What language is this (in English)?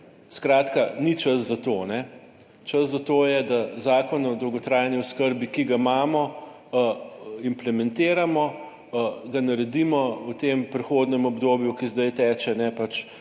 Slovenian